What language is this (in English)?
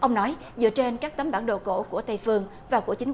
Vietnamese